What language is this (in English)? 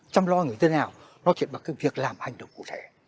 Vietnamese